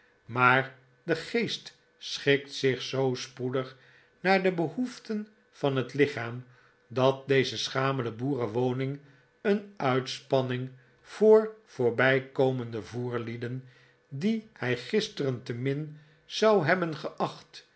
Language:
Dutch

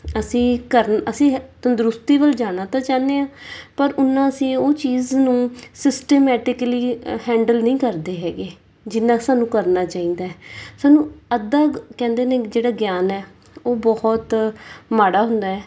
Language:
Punjabi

